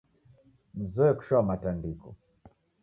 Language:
Taita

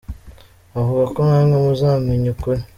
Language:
Kinyarwanda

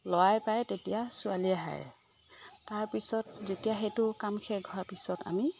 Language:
Assamese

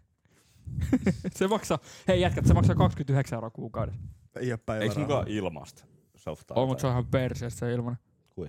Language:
Finnish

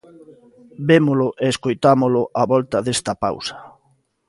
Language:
Galician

